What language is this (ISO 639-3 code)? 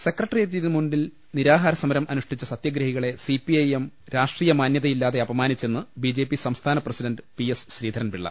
mal